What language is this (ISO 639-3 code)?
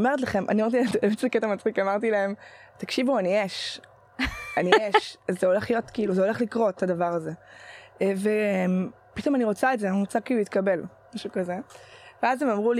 heb